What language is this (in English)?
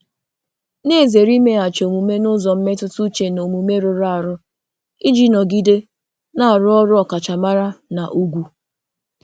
Igbo